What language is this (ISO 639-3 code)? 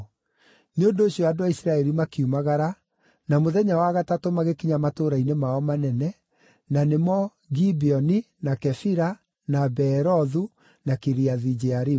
kik